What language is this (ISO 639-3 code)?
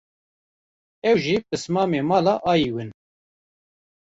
kur